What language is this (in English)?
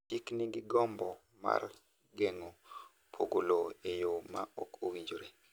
Luo (Kenya and Tanzania)